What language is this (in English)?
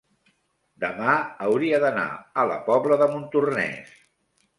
Catalan